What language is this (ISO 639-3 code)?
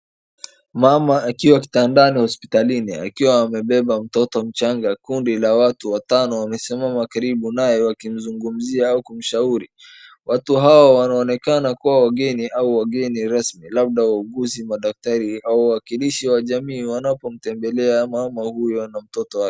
swa